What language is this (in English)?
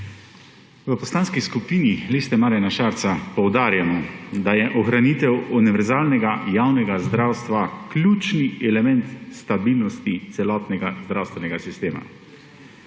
Slovenian